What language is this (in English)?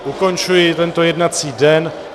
Czech